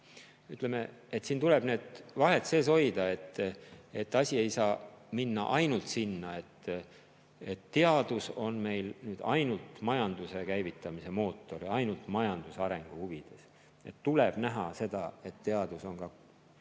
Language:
Estonian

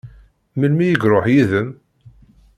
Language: Kabyle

